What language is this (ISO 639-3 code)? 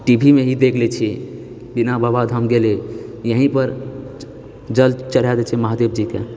mai